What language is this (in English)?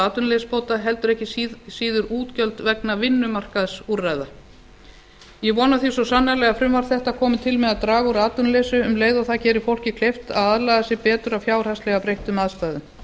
Icelandic